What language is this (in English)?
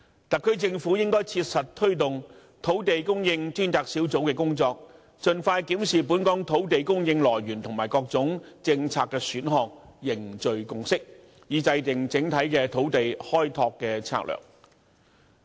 Cantonese